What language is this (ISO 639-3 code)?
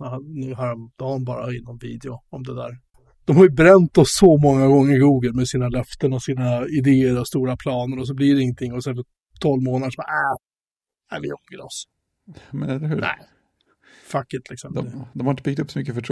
swe